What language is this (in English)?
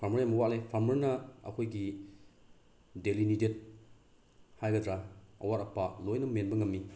Manipuri